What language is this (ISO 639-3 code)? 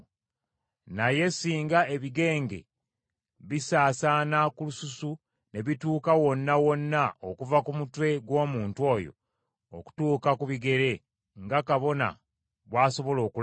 lug